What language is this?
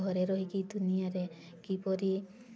Odia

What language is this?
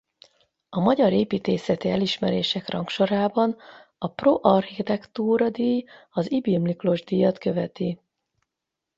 Hungarian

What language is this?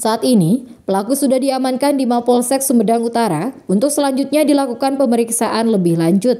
Indonesian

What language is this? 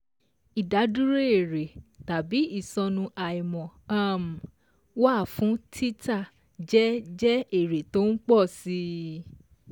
Yoruba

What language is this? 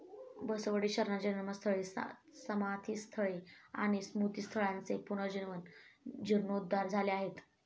Marathi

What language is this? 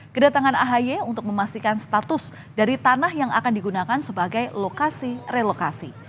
Indonesian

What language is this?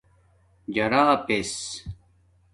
Domaaki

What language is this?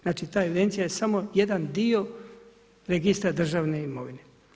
Croatian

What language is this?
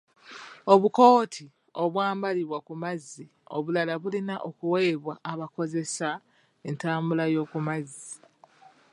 Ganda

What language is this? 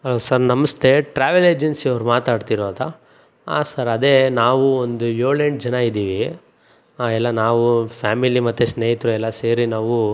Kannada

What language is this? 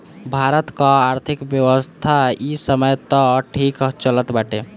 Bhojpuri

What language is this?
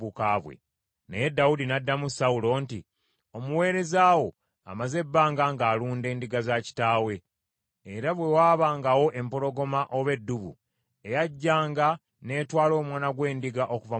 Ganda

